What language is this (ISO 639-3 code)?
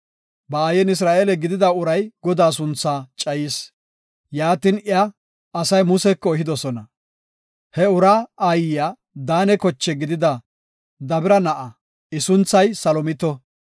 gof